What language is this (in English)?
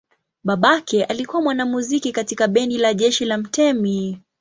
Swahili